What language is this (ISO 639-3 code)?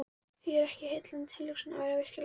isl